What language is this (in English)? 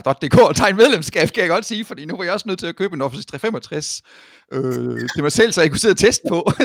Danish